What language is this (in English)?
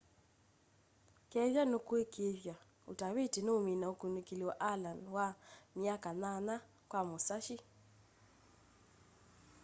Kamba